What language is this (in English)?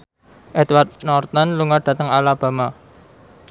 Javanese